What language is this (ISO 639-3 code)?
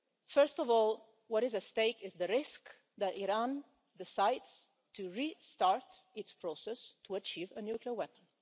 eng